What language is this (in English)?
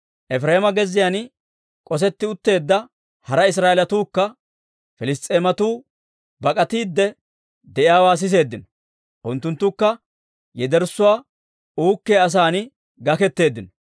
Dawro